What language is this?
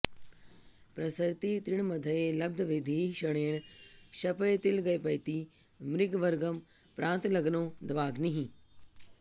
Sanskrit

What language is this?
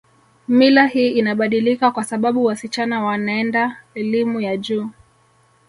Swahili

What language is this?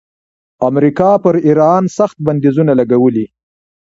Pashto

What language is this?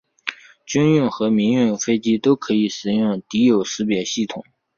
Chinese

